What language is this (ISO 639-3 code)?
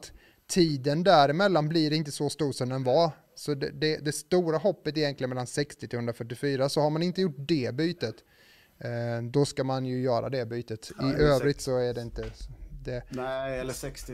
swe